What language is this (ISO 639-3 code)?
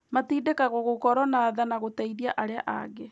kik